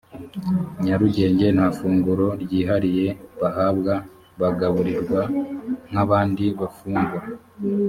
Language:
Kinyarwanda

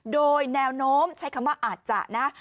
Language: Thai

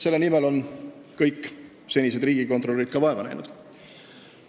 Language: Estonian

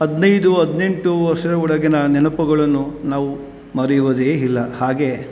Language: Kannada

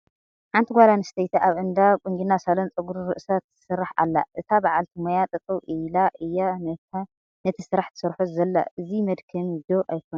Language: Tigrinya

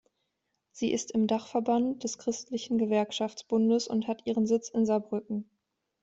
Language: German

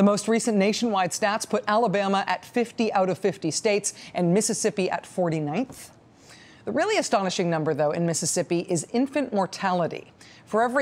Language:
English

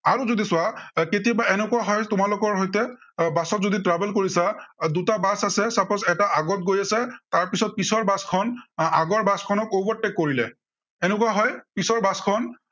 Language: Assamese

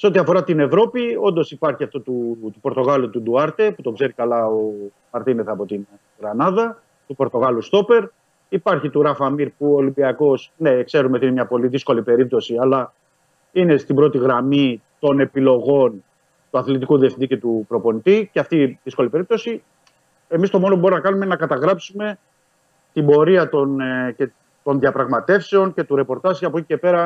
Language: Greek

